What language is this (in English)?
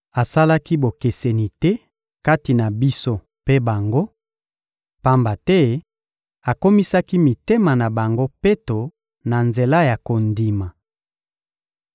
Lingala